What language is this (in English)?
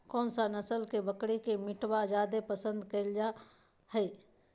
Magahi